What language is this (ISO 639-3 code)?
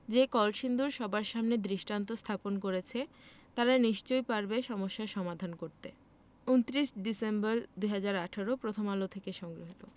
ben